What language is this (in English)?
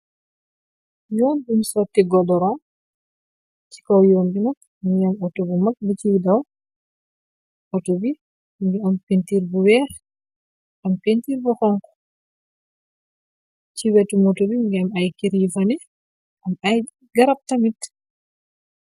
Wolof